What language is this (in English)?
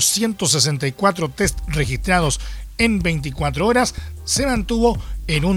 Spanish